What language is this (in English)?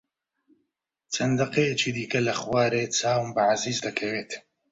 Central Kurdish